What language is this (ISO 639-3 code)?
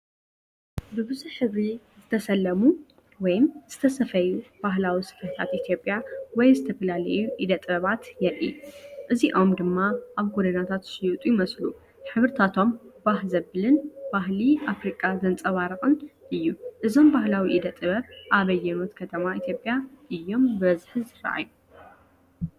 tir